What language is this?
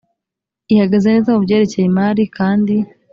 Kinyarwanda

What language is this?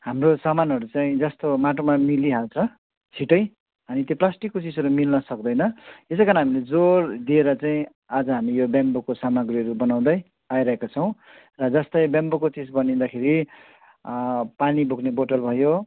Nepali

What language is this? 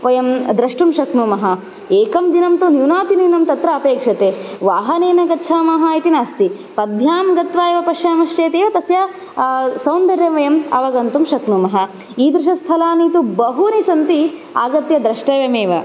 Sanskrit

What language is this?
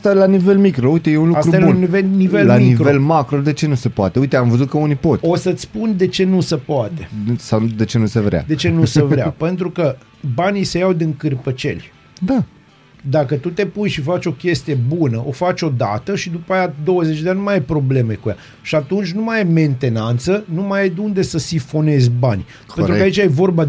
Romanian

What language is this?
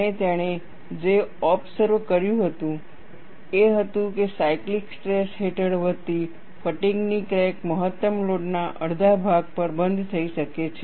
Gujarati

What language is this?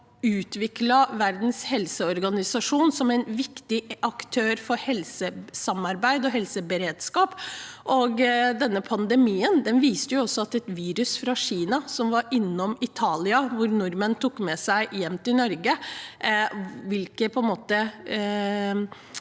Norwegian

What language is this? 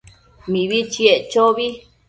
Matsés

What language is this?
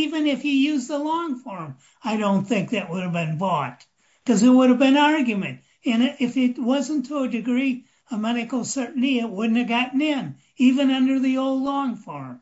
English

